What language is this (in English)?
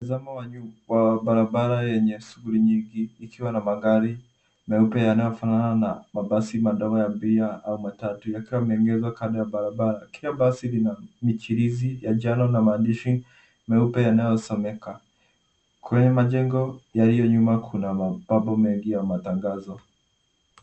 Swahili